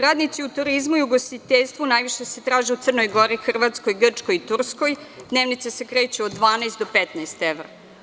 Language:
Serbian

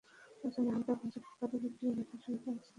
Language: Bangla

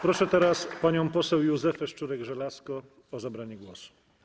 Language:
Polish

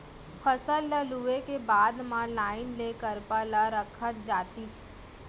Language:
Chhattisgarhi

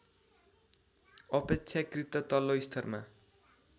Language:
Nepali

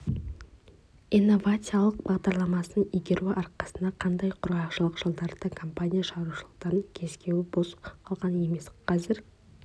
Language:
Kazakh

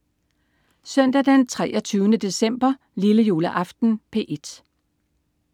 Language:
Danish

